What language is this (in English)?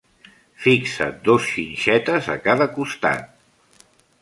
Catalan